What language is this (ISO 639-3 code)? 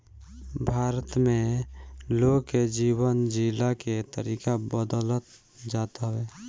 bho